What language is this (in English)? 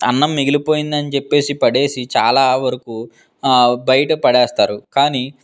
Telugu